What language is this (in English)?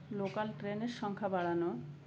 Bangla